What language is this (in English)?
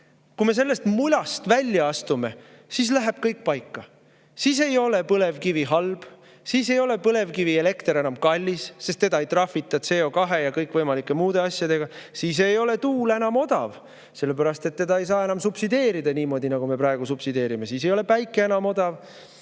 Estonian